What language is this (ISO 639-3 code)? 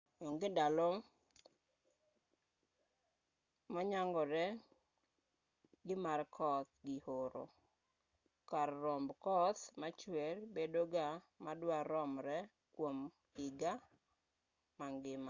luo